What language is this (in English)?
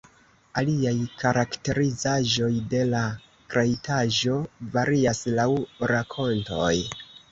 Esperanto